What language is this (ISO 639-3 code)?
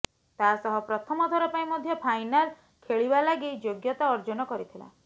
ori